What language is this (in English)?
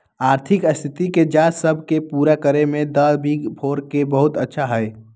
Magahi